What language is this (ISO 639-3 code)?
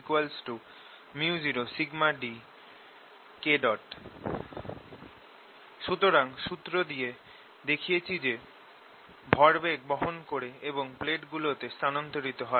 ben